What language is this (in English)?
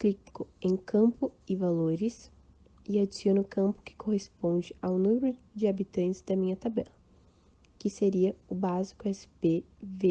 Portuguese